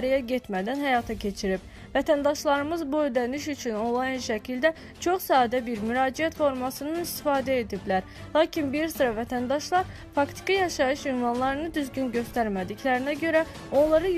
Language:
Turkish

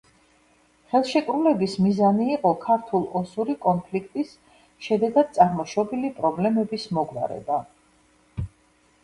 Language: Georgian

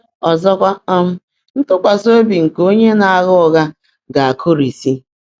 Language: Igbo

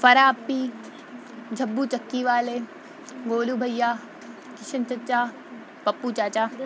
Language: Urdu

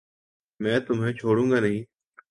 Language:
Urdu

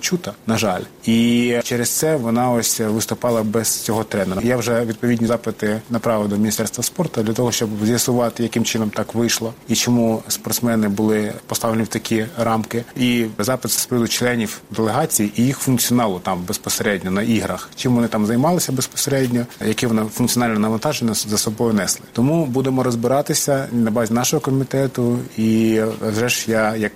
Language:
Ukrainian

